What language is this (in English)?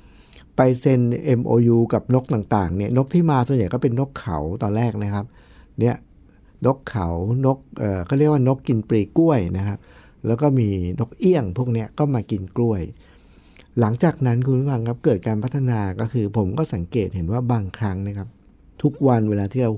Thai